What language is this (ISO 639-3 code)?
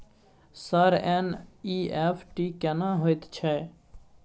mai